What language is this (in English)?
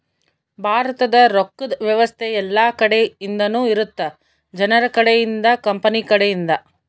Kannada